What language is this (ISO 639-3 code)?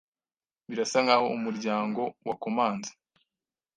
kin